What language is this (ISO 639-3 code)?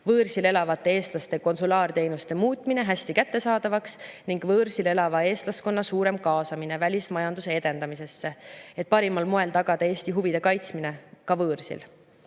est